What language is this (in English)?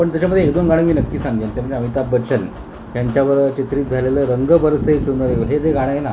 Marathi